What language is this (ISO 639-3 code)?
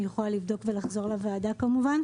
heb